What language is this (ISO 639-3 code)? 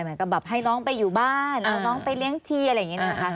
tha